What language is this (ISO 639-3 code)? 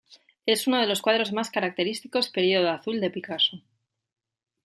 spa